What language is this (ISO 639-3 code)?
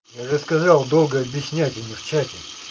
rus